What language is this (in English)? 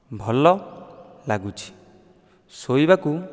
Odia